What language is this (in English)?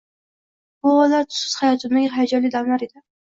Uzbek